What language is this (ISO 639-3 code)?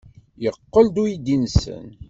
kab